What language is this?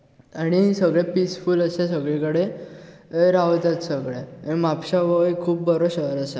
Konkani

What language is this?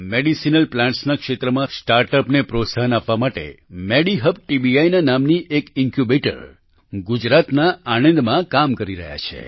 Gujarati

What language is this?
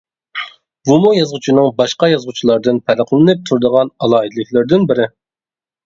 Uyghur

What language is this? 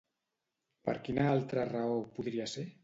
Catalan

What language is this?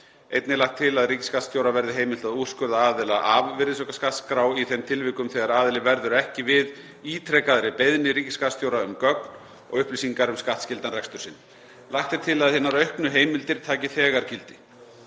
Icelandic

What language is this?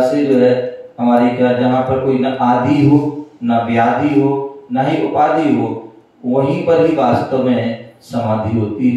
Hindi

